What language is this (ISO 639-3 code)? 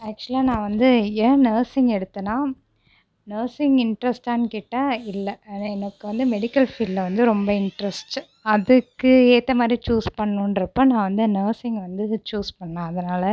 tam